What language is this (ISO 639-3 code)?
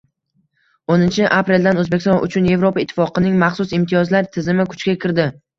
uzb